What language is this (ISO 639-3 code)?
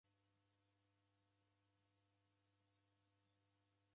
dav